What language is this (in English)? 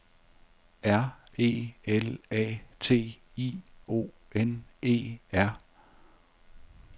Danish